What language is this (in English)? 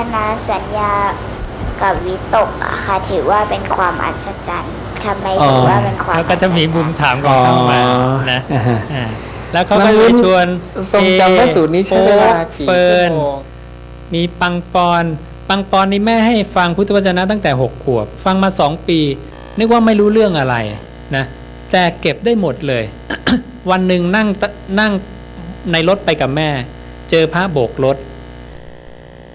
Thai